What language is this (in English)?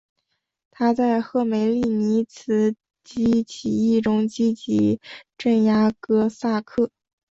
Chinese